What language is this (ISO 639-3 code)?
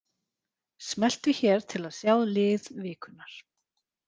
isl